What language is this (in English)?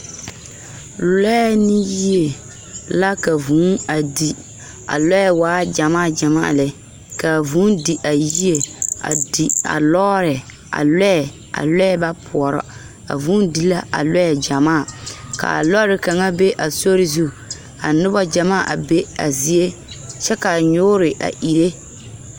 Southern Dagaare